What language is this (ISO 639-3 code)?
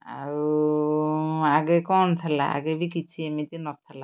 ori